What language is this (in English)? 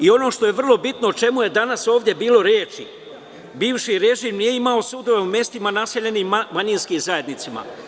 Serbian